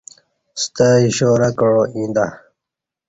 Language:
Kati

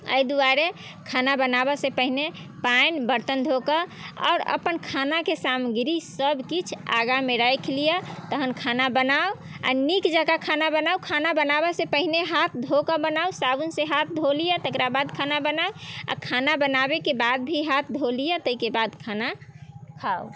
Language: Maithili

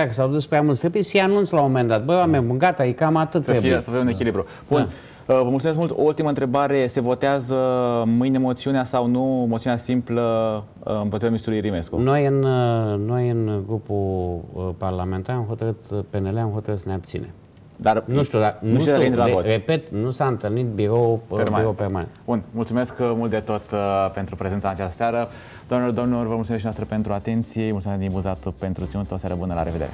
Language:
Romanian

